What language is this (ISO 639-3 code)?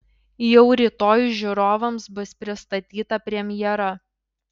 lit